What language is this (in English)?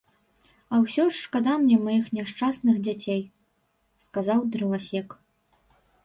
Belarusian